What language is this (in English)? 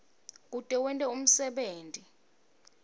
Swati